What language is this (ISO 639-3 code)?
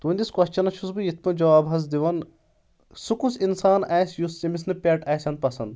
kas